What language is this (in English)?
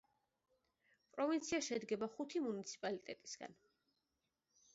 Georgian